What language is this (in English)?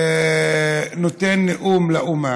Hebrew